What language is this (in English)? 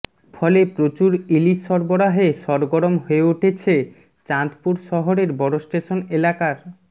Bangla